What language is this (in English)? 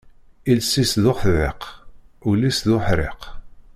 Kabyle